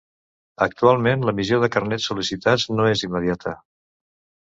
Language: Catalan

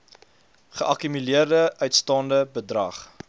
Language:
Afrikaans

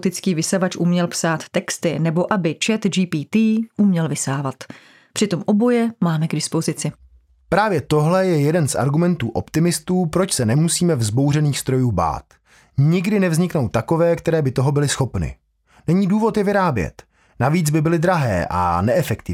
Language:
Czech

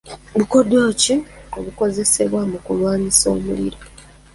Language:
Ganda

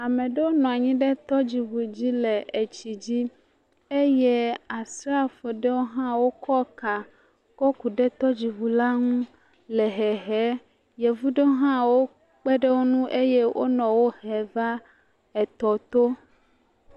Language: Ewe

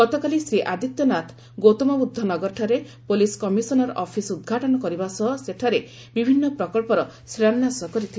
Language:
Odia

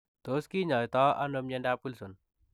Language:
Kalenjin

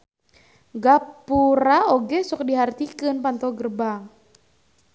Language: Sundanese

